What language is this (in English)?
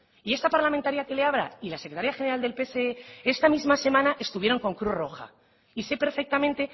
Spanish